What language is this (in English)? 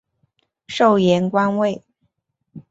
Chinese